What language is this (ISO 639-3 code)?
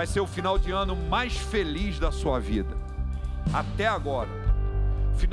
por